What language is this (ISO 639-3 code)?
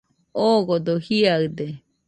hux